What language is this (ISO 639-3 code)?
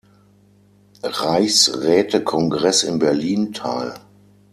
deu